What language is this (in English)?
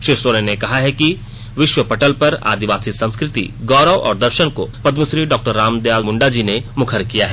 Hindi